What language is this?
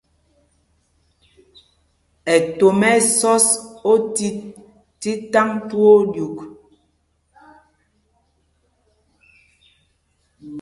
Mpumpong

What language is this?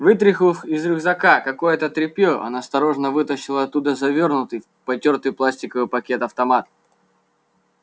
Russian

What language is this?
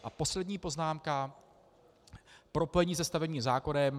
Czech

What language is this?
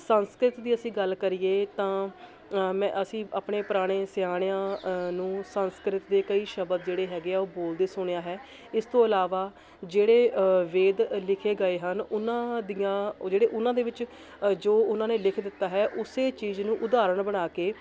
Punjabi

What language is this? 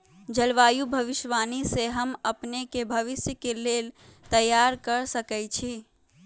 Magahi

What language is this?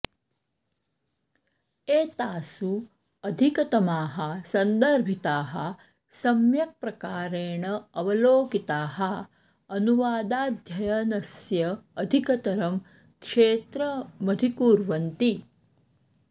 Sanskrit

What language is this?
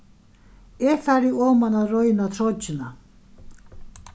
Faroese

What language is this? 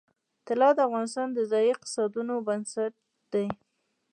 Pashto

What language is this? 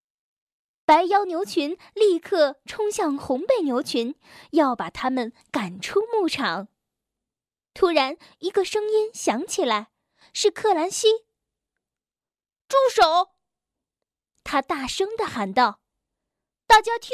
Chinese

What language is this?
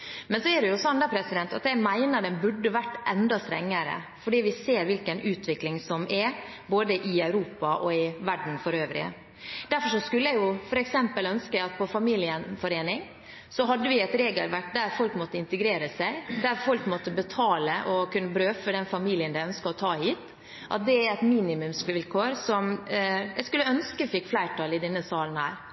Norwegian Bokmål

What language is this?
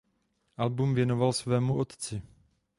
Czech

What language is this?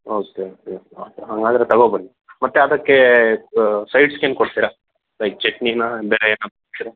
Kannada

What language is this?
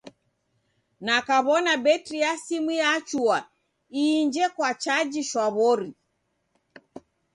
Taita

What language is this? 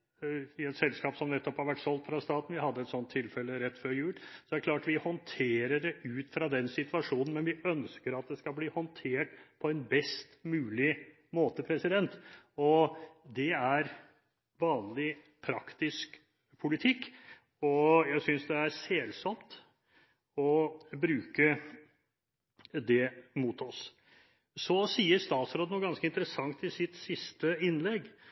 Norwegian Bokmål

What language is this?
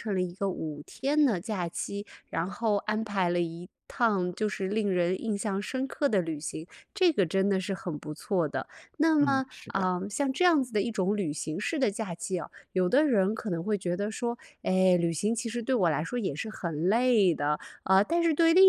Chinese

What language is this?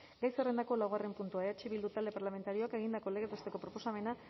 Basque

